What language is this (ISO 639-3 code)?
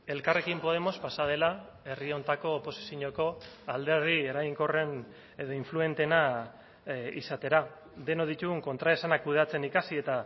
eus